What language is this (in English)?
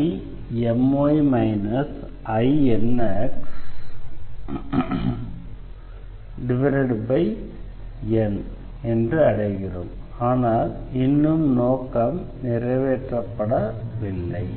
Tamil